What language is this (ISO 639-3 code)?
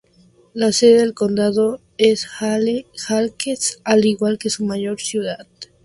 spa